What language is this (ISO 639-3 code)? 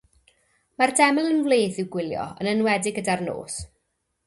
cym